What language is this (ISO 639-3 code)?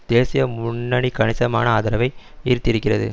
tam